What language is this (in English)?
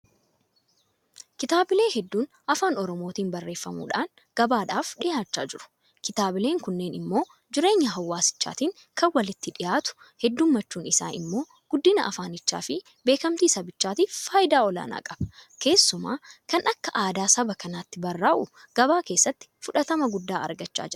Oromo